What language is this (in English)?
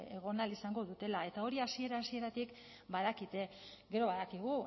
Basque